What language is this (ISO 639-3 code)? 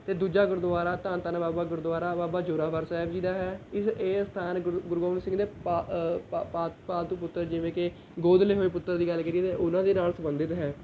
pan